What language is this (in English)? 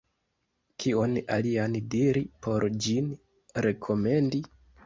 Esperanto